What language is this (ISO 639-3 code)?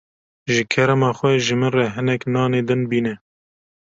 kur